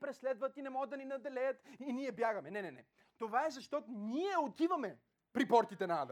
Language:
Bulgarian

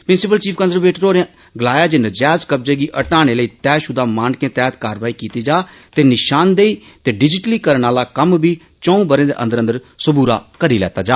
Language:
Dogri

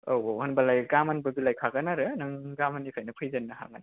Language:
Bodo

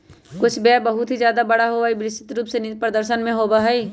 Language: Magahi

